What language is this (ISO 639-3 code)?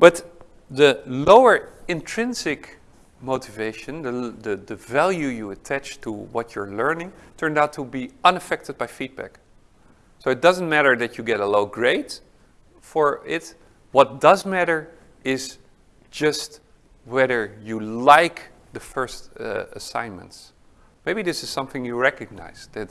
eng